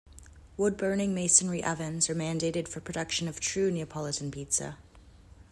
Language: English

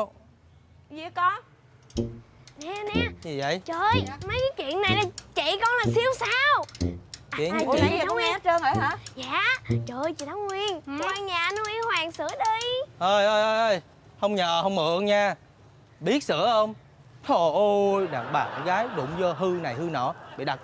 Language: Vietnamese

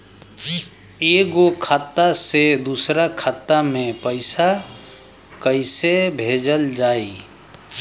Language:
Bhojpuri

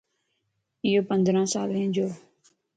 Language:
Lasi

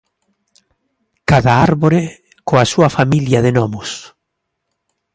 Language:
Galician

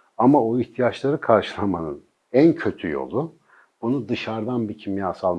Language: Turkish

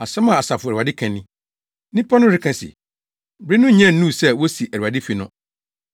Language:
Akan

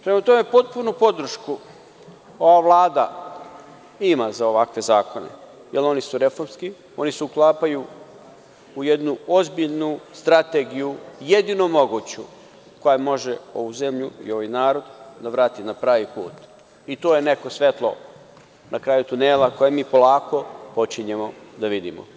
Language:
Serbian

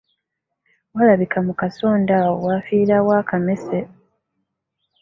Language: Ganda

